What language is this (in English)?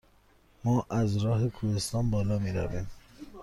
Persian